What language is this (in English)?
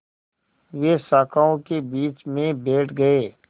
Hindi